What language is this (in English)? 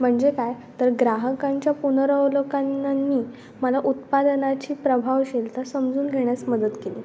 Marathi